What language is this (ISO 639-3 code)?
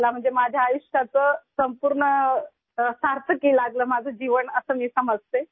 urd